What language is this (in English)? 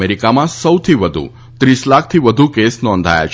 Gujarati